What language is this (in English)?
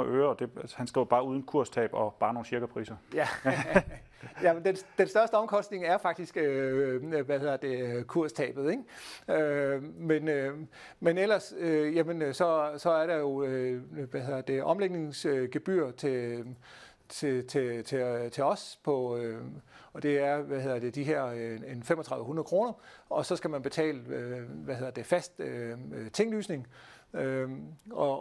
Danish